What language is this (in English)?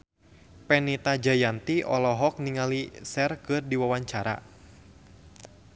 Sundanese